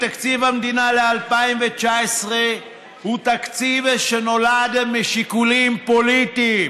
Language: Hebrew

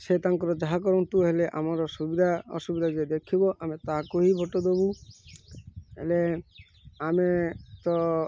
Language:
Odia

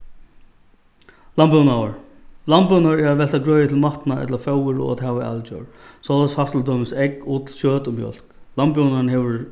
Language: Faroese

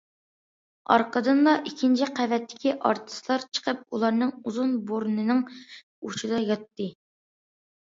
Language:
Uyghur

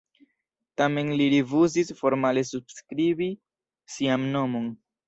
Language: Esperanto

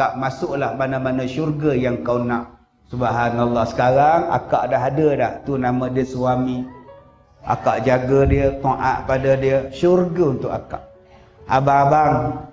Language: Malay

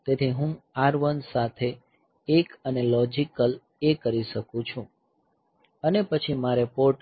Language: Gujarati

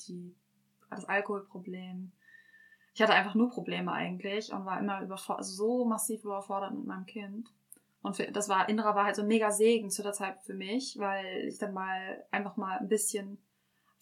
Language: German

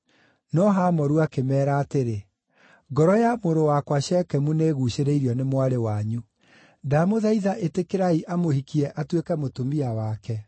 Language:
Kikuyu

